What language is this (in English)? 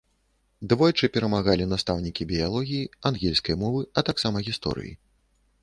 Belarusian